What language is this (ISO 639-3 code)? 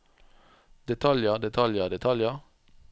nor